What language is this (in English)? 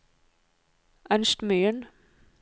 Norwegian